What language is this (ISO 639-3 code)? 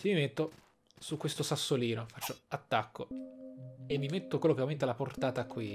ita